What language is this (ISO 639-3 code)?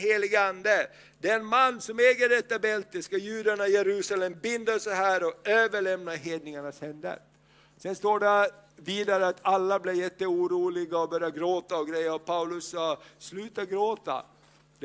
swe